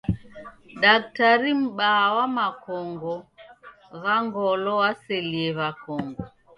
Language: Taita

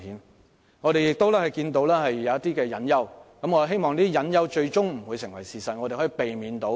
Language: Cantonese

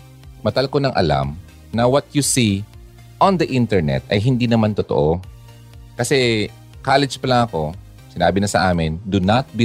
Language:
Filipino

